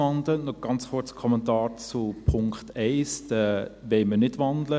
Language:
Swiss German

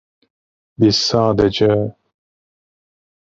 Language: Turkish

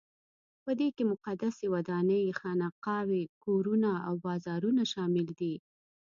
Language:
Pashto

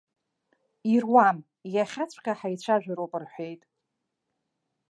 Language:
Abkhazian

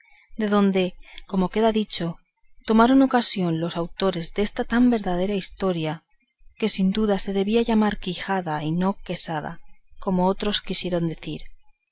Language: Spanish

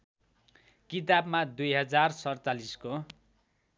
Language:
Nepali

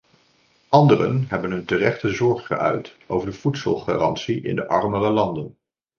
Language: Dutch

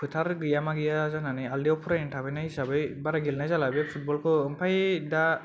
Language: Bodo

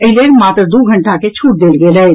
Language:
Maithili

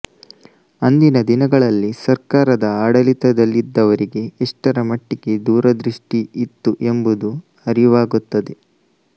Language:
Kannada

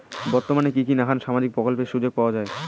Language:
Bangla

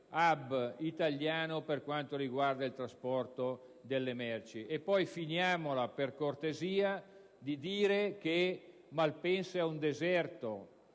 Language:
Italian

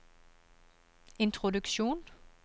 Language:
Norwegian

